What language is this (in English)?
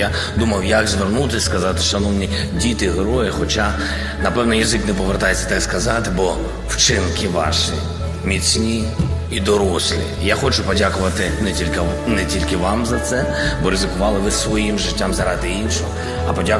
Ukrainian